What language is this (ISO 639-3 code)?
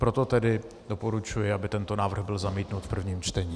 ces